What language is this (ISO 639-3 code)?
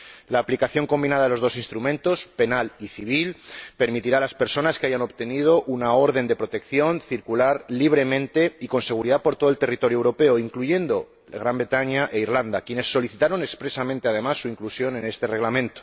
spa